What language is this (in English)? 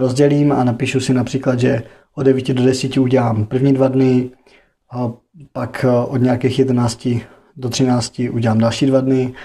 Czech